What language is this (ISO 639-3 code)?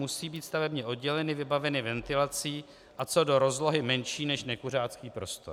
ces